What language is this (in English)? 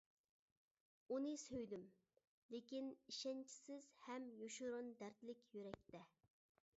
Uyghur